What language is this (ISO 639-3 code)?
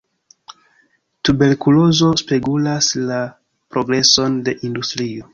epo